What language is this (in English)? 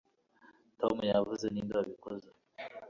Kinyarwanda